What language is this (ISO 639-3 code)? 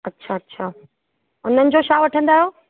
snd